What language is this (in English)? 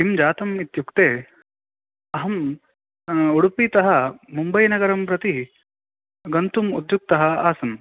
Sanskrit